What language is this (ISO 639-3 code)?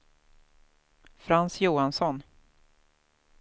swe